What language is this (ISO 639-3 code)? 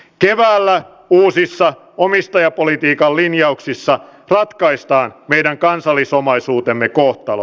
fin